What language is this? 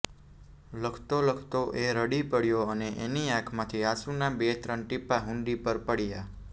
Gujarati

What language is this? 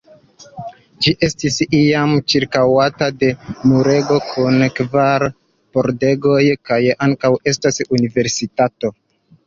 Esperanto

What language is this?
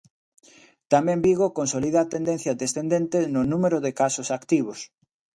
Galician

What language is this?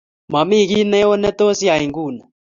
Kalenjin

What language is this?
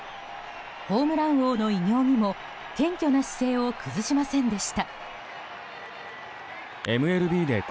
Japanese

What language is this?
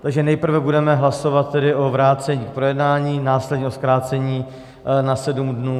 Czech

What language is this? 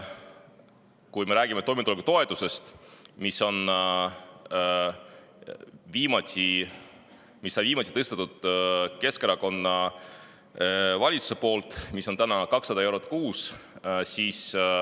Estonian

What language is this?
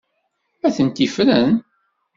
Kabyle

